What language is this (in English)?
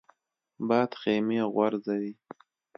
Pashto